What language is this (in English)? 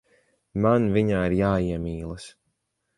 Latvian